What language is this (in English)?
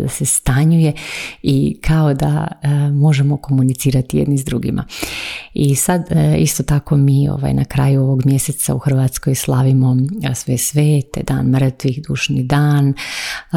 Croatian